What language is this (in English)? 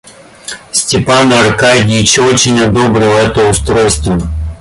Russian